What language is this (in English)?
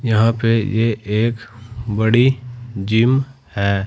Hindi